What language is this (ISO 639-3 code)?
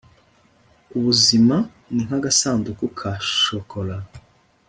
kin